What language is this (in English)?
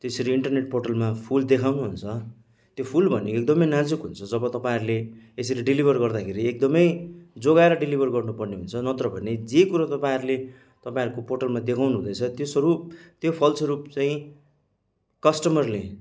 Nepali